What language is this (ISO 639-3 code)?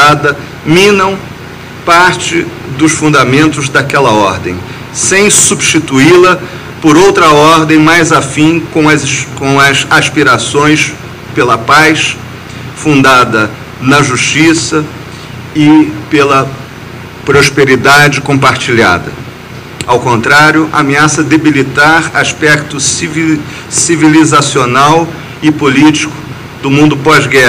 por